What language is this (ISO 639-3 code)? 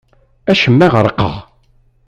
kab